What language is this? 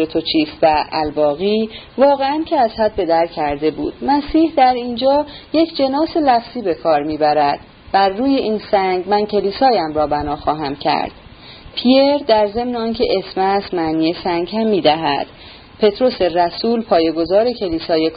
Persian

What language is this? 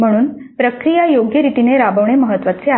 Marathi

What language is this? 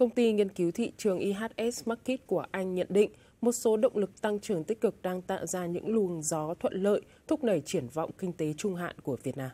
Vietnamese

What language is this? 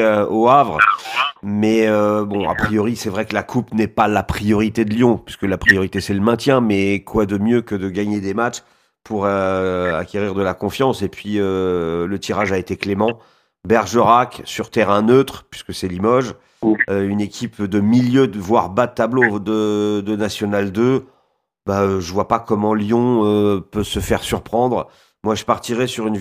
French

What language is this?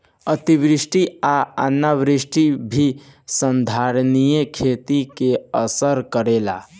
Bhojpuri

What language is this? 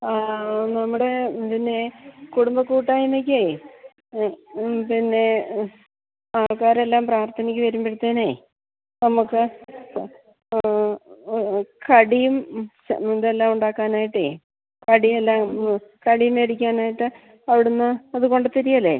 Malayalam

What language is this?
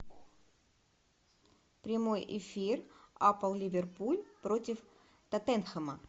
Russian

